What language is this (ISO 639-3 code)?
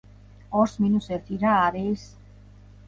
kat